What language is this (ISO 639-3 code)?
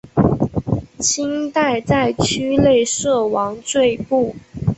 zho